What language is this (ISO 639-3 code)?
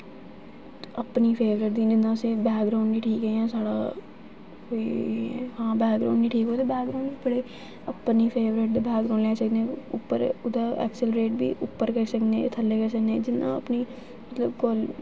doi